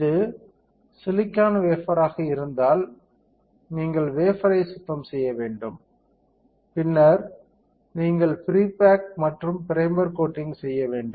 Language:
Tamil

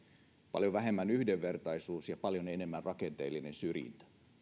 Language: Finnish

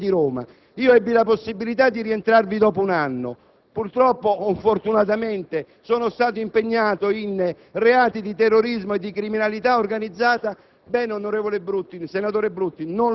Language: Italian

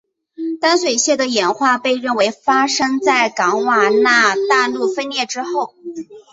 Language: Chinese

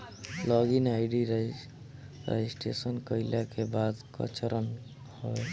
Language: Bhojpuri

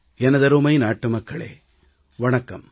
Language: Tamil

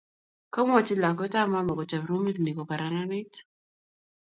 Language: Kalenjin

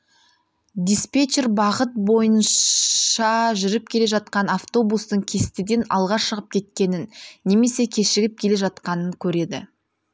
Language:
Kazakh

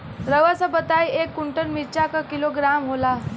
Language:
Bhojpuri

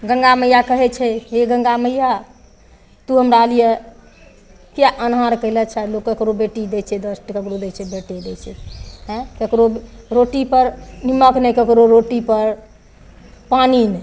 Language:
Maithili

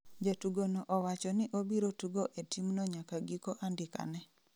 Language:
Luo (Kenya and Tanzania)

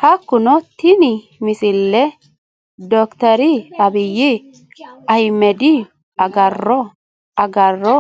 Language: Sidamo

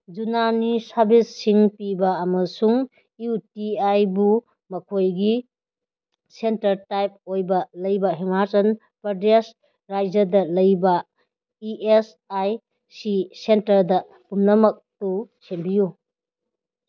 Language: Manipuri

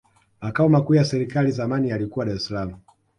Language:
Swahili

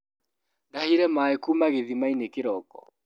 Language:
Kikuyu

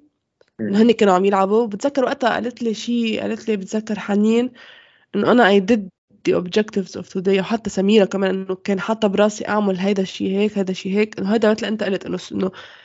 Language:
Arabic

